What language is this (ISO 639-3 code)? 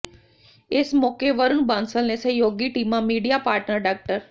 pan